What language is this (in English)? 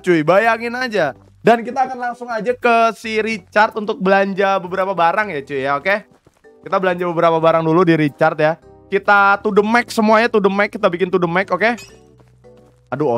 Indonesian